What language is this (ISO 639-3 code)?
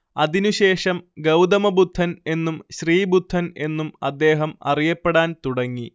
mal